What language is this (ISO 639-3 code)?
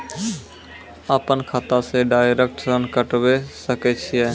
mai